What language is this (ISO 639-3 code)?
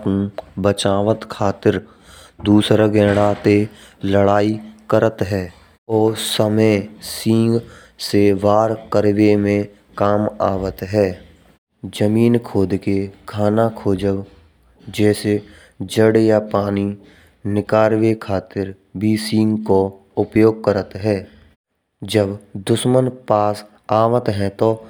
bra